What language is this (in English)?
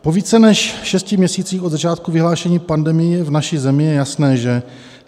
Czech